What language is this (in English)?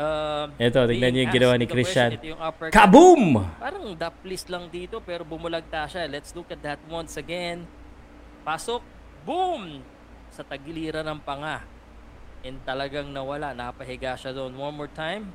Filipino